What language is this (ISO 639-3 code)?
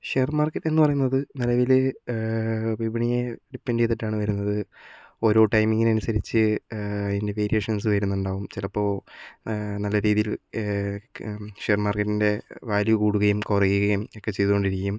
mal